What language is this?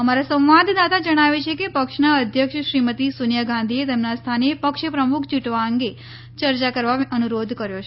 Gujarati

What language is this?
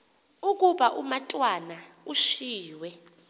Xhosa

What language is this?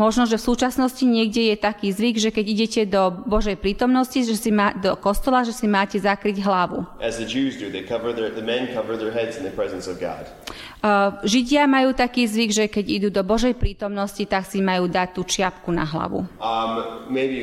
Slovak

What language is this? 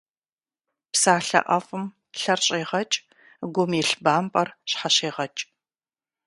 Kabardian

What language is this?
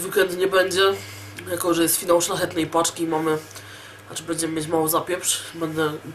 Polish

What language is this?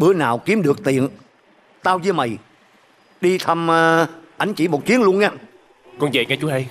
Vietnamese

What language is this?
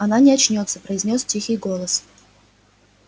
Russian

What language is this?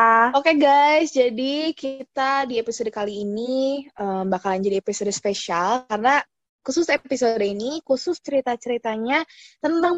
Indonesian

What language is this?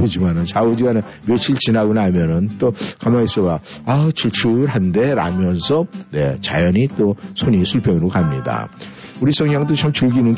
Korean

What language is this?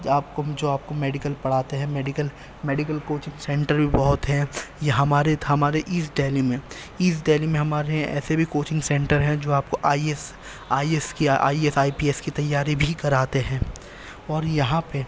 Urdu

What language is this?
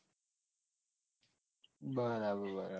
Gujarati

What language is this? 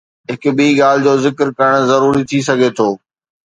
Sindhi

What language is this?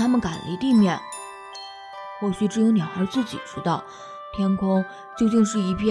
Chinese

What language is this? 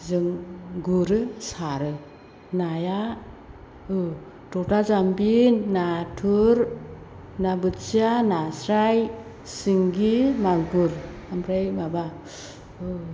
Bodo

